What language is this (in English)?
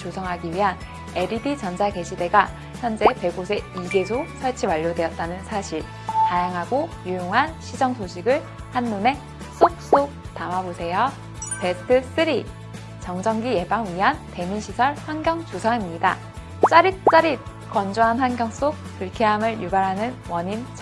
Korean